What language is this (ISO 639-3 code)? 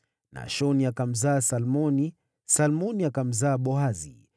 swa